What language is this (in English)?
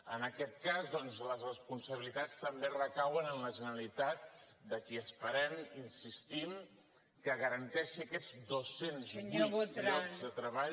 Catalan